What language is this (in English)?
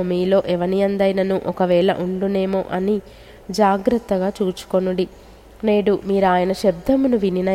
Telugu